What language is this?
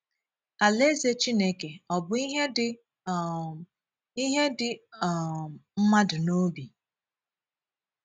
Igbo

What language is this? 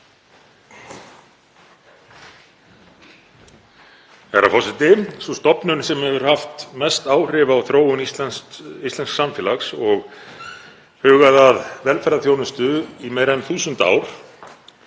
Icelandic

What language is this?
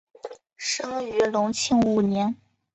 Chinese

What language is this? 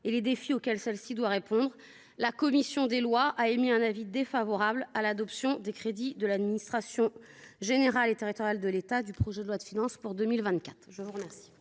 French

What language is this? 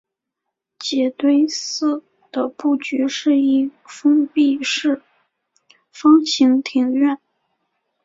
Chinese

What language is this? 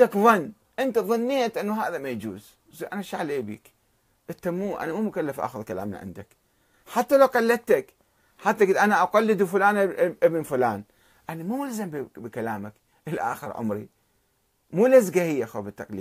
Arabic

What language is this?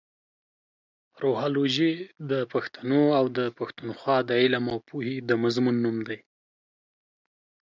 Pashto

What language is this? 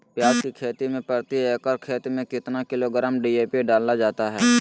Magahi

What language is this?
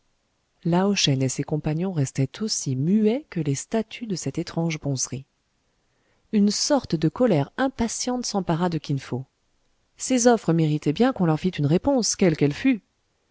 French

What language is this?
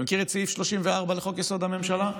Hebrew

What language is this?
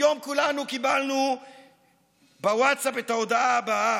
Hebrew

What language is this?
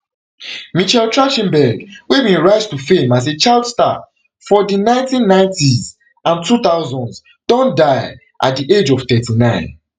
Nigerian Pidgin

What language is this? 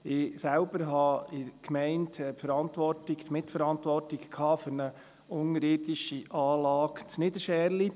Swiss German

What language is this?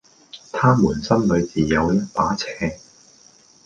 Cantonese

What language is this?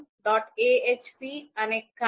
Gujarati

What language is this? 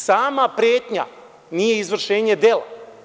Serbian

